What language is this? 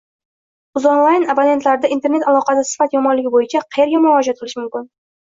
Uzbek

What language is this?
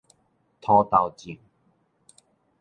Min Nan Chinese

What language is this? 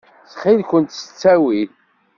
Kabyle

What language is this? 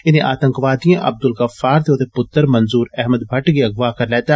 Dogri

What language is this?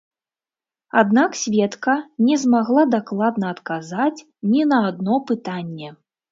Belarusian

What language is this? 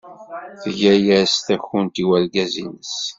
Kabyle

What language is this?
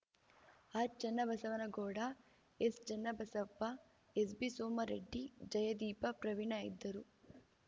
Kannada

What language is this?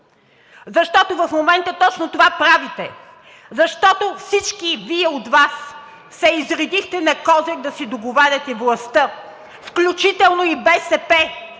Bulgarian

